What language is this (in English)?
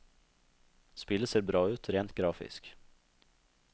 Norwegian